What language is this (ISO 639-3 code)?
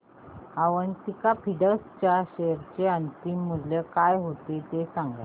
mar